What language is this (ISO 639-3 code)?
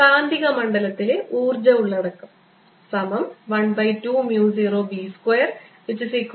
mal